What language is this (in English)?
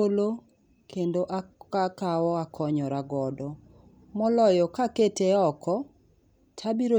Luo (Kenya and Tanzania)